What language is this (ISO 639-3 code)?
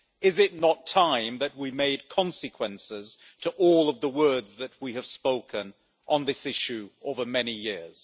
eng